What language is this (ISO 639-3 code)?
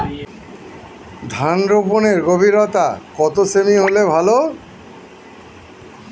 ben